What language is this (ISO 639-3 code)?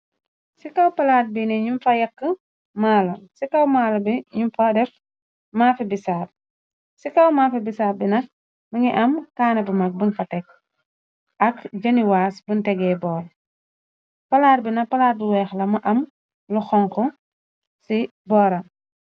wol